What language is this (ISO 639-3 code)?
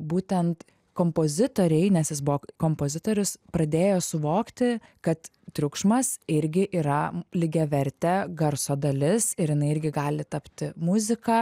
lit